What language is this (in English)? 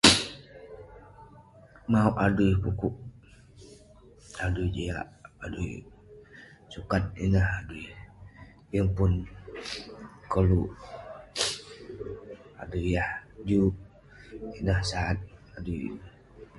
Western Penan